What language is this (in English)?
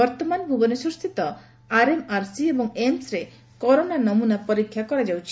Odia